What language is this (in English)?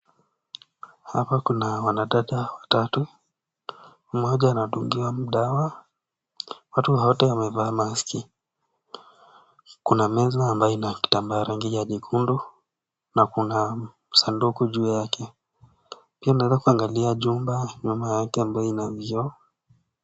Swahili